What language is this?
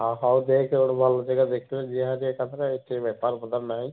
Odia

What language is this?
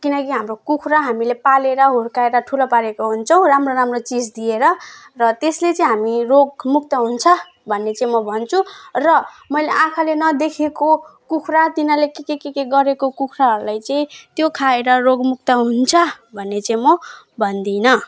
Nepali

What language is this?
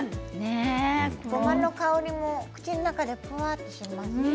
Japanese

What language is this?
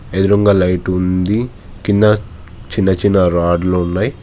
Telugu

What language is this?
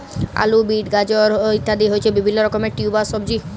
Bangla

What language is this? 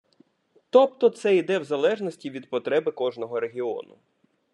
Ukrainian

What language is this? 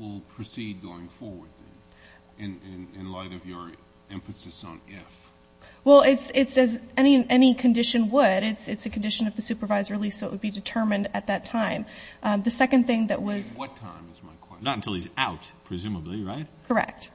English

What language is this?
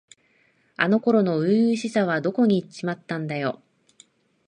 Japanese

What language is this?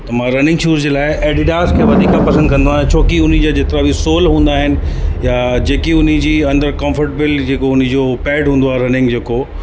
Sindhi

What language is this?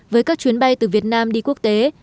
Vietnamese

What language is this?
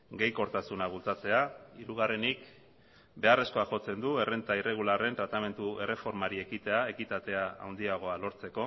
Basque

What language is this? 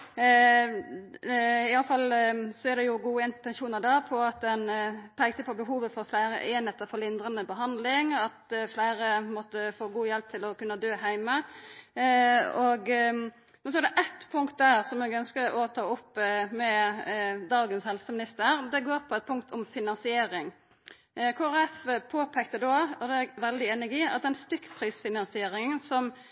Norwegian Nynorsk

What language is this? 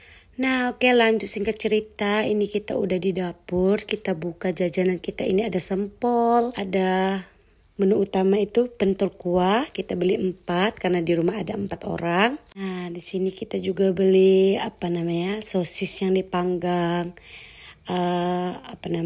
Indonesian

